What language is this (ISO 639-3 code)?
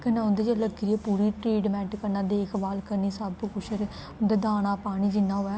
doi